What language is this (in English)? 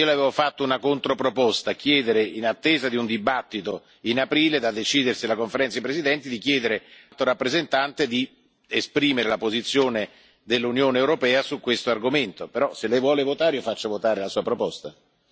Italian